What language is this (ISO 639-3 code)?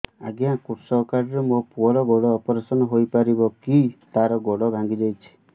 ori